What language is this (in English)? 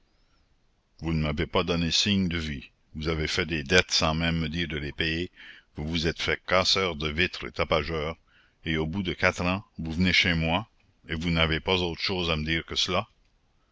French